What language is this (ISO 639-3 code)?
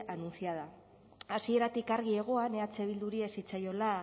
eus